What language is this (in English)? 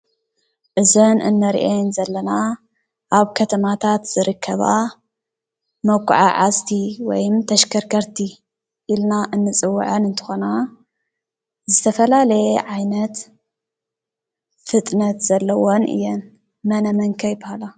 Tigrinya